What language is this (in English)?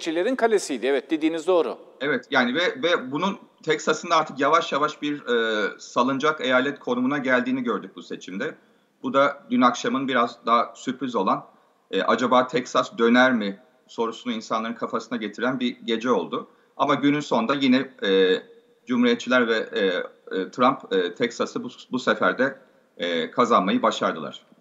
Turkish